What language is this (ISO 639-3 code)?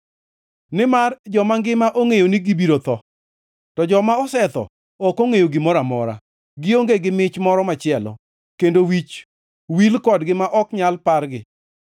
luo